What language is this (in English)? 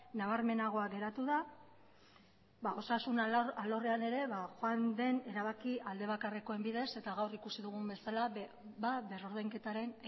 Basque